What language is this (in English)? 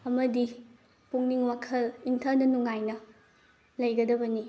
Manipuri